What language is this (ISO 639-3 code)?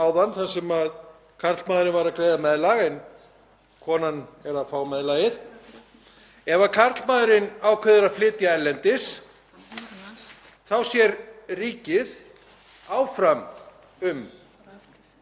isl